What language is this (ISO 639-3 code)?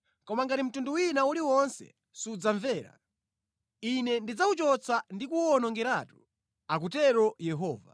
nya